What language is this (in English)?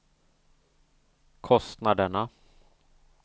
Swedish